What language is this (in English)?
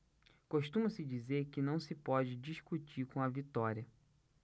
Portuguese